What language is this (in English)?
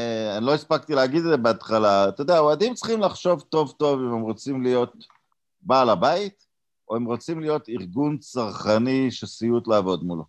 Hebrew